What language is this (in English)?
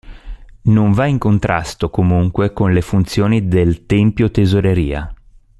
Italian